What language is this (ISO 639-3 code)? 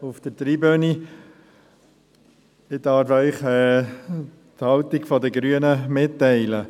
gsw